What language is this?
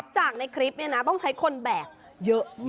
Thai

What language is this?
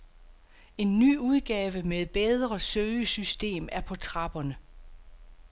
Danish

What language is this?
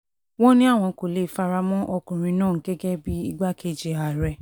Yoruba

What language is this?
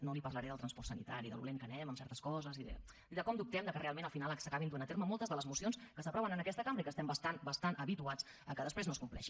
Catalan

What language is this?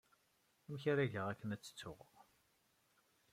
Kabyle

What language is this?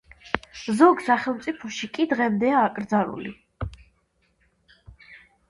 Georgian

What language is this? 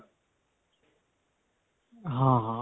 Punjabi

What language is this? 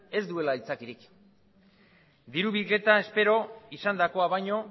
Basque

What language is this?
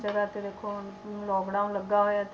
Punjabi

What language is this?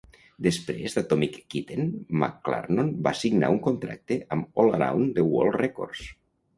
Catalan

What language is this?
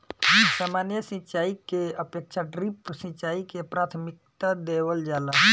Bhojpuri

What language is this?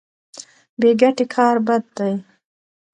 Pashto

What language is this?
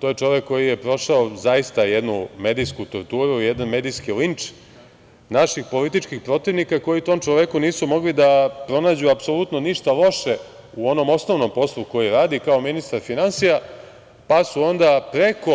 Serbian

